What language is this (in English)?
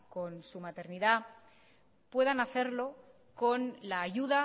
Spanish